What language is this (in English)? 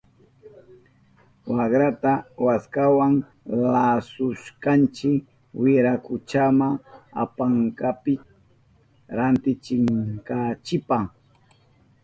Southern Pastaza Quechua